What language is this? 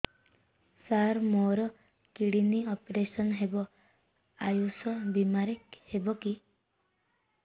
Odia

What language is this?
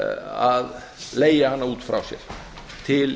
Icelandic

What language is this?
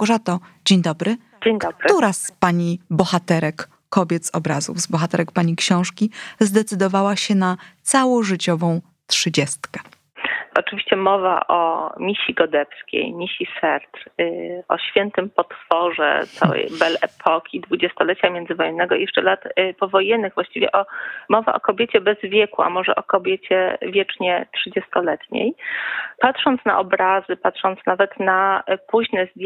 Polish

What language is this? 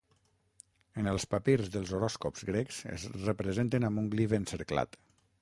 Catalan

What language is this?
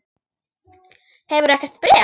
Icelandic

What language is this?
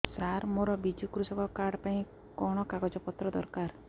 Odia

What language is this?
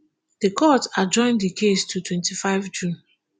Nigerian Pidgin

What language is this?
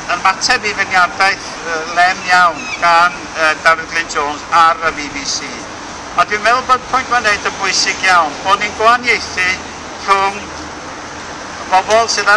Indonesian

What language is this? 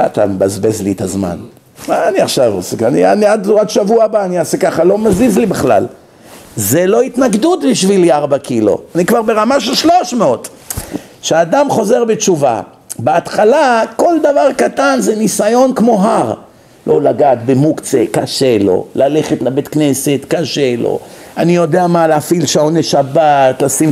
Hebrew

